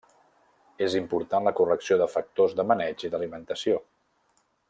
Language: Catalan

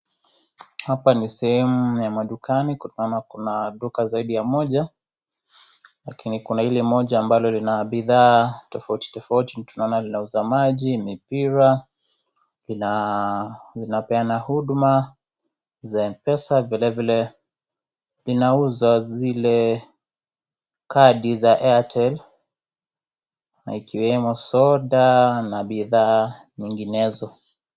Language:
Swahili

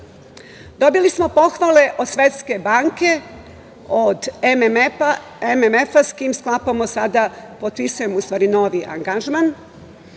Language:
Serbian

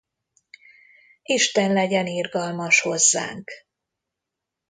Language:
Hungarian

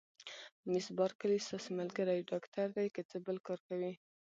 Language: Pashto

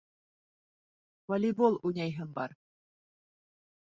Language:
Bashkir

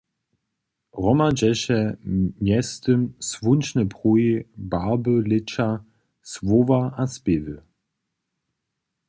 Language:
Upper Sorbian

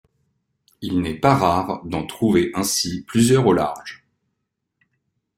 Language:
French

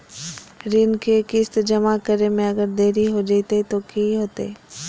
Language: Magahi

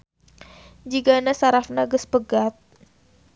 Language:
Sundanese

